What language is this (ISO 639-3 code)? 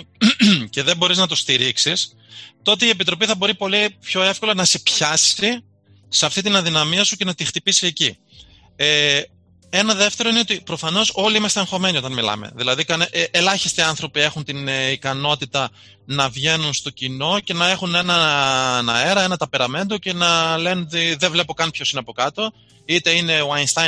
ell